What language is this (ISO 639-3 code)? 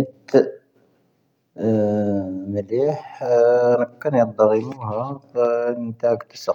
thv